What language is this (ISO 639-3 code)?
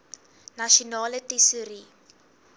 afr